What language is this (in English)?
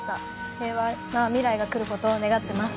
Japanese